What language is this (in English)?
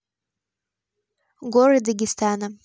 Russian